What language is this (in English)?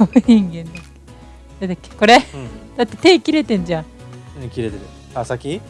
Japanese